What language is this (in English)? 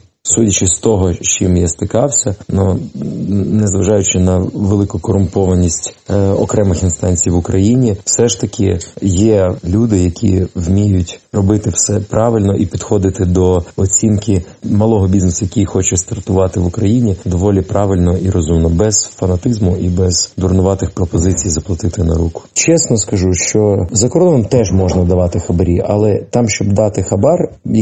Ukrainian